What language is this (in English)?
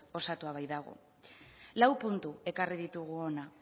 Basque